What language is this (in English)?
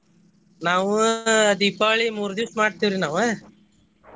Kannada